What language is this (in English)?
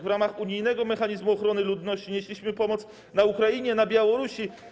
Polish